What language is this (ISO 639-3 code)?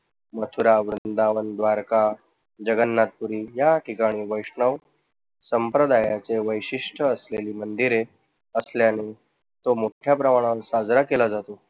mar